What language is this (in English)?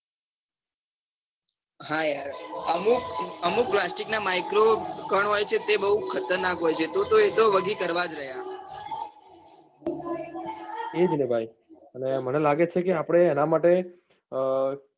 Gujarati